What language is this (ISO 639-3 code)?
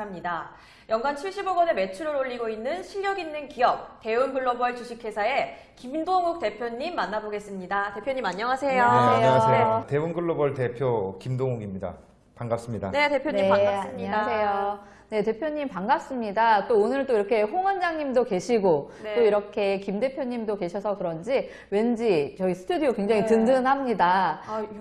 kor